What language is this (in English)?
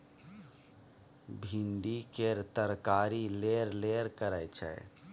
Maithili